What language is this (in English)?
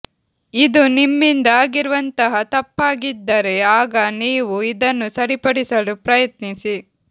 Kannada